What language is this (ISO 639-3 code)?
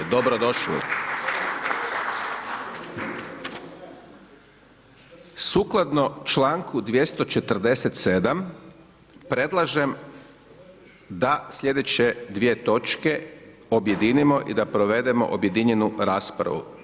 hrv